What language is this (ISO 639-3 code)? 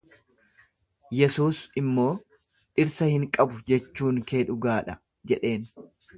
orm